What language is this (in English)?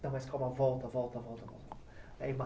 Portuguese